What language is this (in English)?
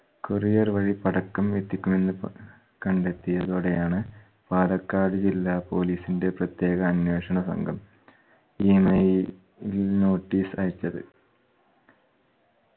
Malayalam